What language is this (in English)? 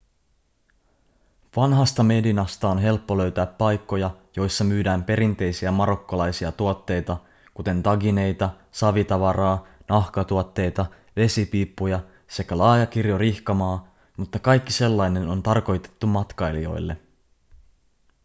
Finnish